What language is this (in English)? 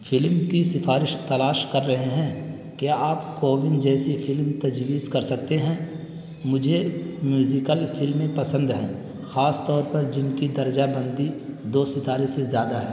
Urdu